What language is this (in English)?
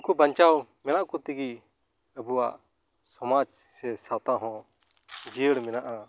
Santali